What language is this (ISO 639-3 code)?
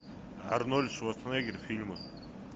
rus